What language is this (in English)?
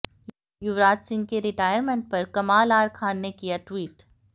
Hindi